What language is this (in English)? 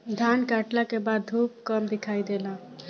Bhojpuri